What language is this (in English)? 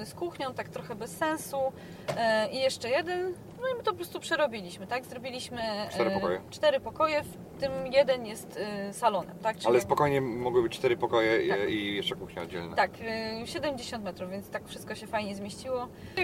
Polish